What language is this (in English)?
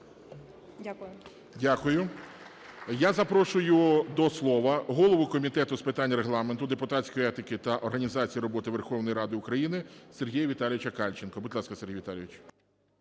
Ukrainian